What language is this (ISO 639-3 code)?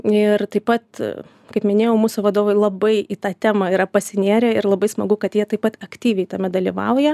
lit